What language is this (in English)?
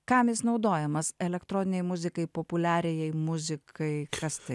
Lithuanian